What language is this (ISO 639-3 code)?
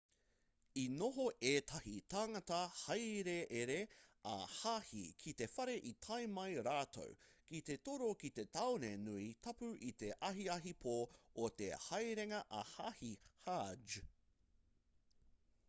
mri